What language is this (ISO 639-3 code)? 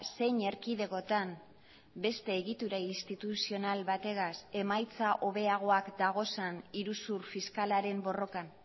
eus